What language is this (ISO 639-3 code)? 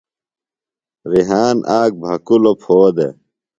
phl